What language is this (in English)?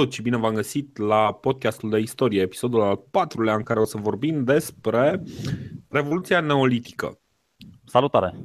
Romanian